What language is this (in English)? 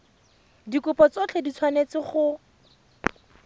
Tswana